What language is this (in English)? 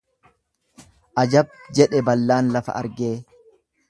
Oromo